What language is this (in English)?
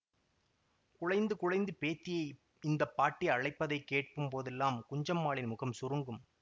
Tamil